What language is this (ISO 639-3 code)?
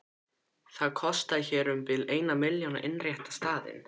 isl